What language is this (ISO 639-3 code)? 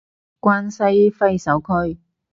yue